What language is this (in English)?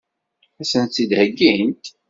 Kabyle